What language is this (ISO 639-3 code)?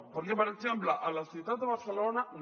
cat